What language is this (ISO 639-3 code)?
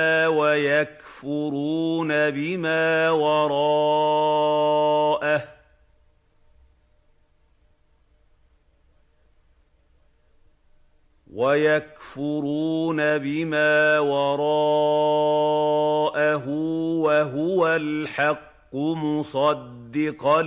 ara